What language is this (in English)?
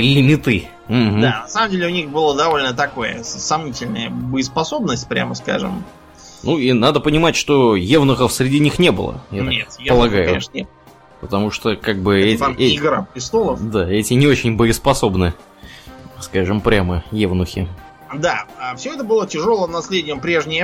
Russian